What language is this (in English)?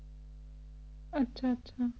Punjabi